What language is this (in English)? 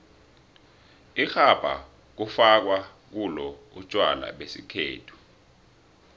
South Ndebele